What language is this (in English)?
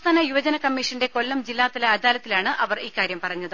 Malayalam